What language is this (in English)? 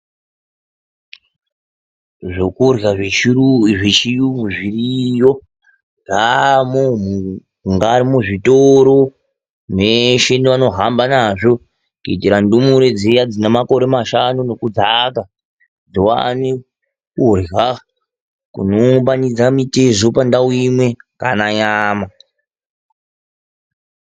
Ndau